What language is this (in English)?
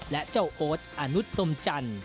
Thai